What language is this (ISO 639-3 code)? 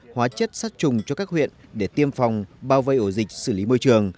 vie